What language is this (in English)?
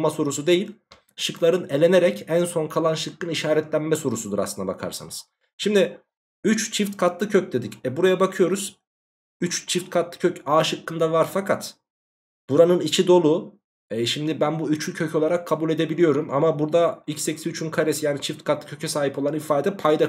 Turkish